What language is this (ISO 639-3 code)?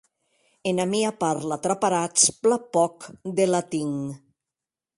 oci